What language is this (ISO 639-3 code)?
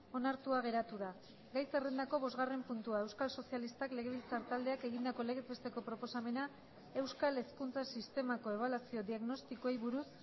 eus